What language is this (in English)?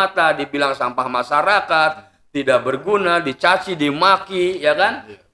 Indonesian